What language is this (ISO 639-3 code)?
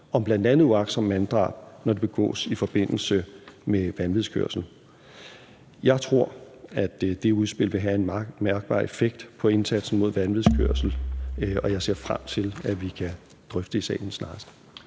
dan